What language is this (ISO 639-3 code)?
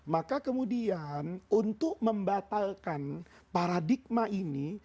ind